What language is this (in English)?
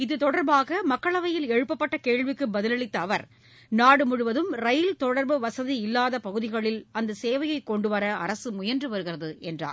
Tamil